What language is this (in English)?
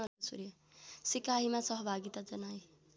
Nepali